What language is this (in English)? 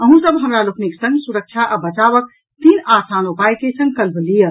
Maithili